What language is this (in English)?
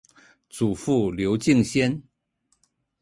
Chinese